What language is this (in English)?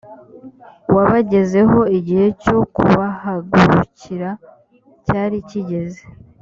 Kinyarwanda